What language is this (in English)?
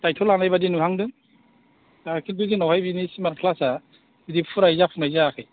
Bodo